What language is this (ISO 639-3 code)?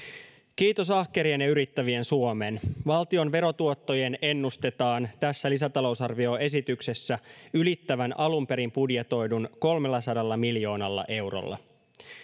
fin